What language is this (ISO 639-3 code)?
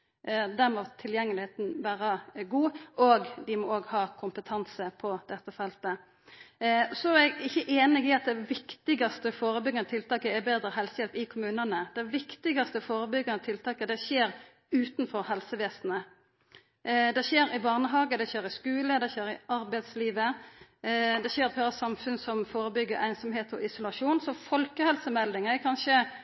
nno